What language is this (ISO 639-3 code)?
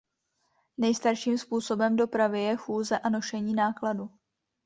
ces